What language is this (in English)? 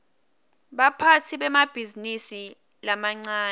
Swati